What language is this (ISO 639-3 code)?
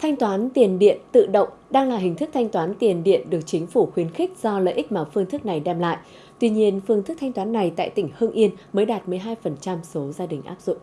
vie